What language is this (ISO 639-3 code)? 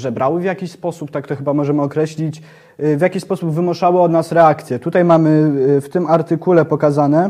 pol